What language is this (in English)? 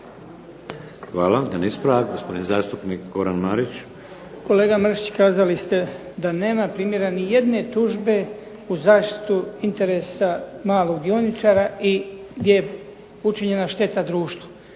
Croatian